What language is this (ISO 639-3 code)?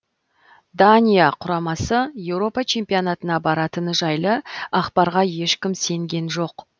kaz